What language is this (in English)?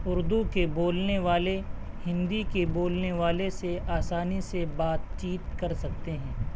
Urdu